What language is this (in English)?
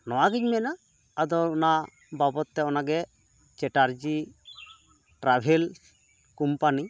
Santali